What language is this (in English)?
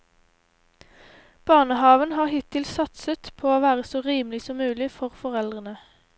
Norwegian